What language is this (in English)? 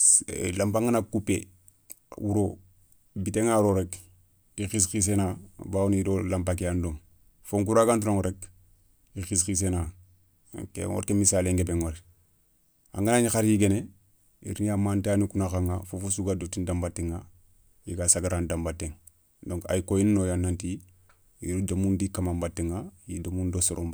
Soninke